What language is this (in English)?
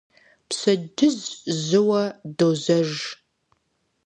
Kabardian